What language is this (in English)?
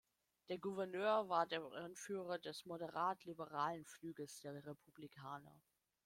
German